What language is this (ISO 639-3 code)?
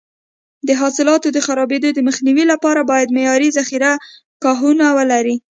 pus